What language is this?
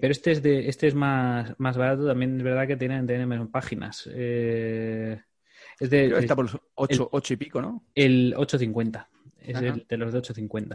Spanish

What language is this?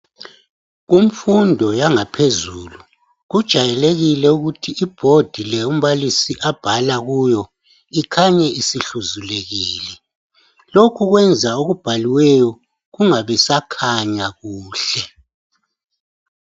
North Ndebele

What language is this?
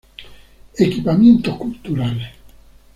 Spanish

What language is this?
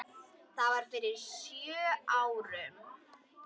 Icelandic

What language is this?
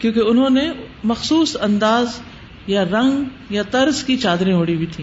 Urdu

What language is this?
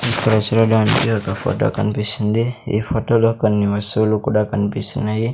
Telugu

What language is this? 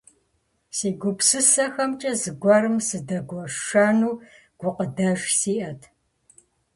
Kabardian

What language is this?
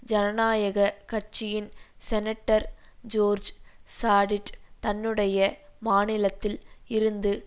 Tamil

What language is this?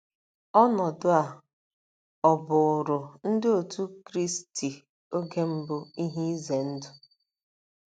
Igbo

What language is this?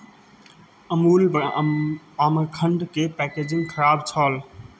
Maithili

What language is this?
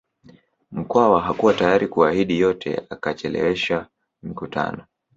Swahili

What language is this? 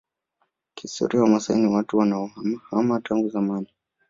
Swahili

